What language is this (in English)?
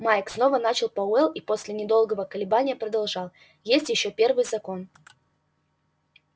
Russian